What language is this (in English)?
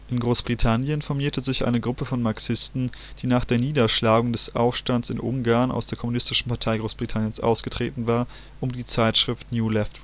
German